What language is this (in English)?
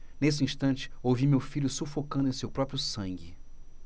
Portuguese